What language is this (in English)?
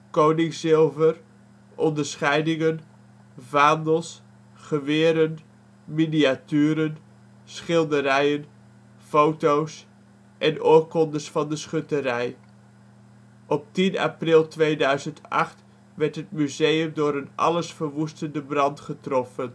Dutch